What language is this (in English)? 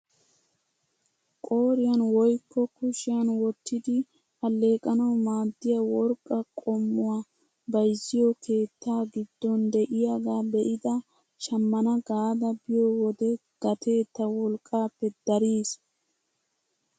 Wolaytta